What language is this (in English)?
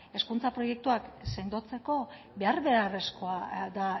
Basque